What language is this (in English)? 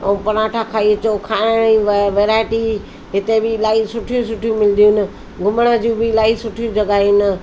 Sindhi